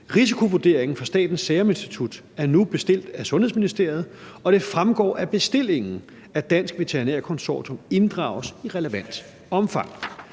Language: Danish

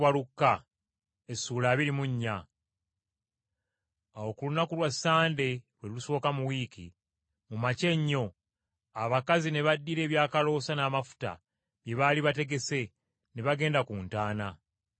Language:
Ganda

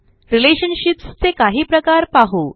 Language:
Marathi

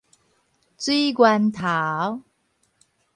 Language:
Min Nan Chinese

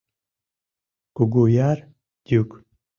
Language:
Mari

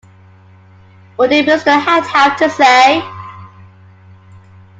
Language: English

